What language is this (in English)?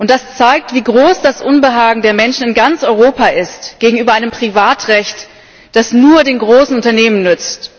German